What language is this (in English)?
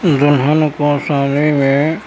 Urdu